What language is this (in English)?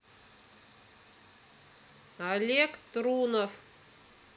Russian